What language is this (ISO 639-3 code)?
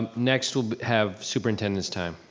eng